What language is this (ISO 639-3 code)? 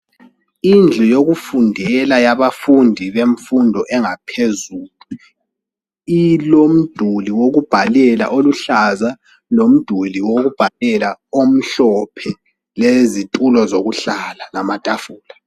nde